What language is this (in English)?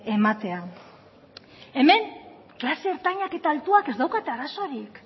Basque